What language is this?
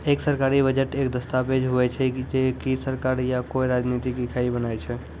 Maithili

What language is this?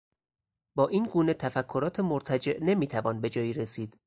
Persian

